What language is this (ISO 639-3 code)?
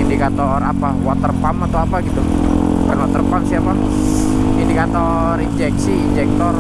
ind